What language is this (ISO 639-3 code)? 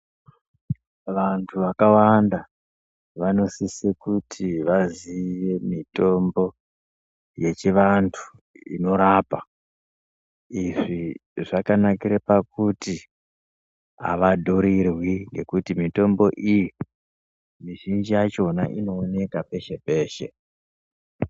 ndc